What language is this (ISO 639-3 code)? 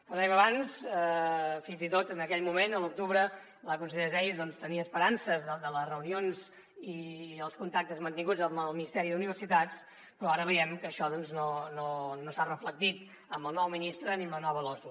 cat